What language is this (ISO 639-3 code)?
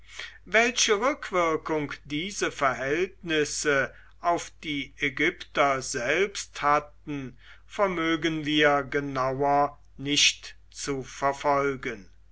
deu